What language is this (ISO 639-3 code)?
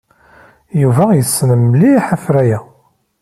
kab